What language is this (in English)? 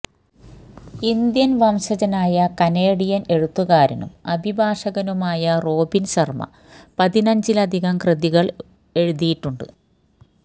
Malayalam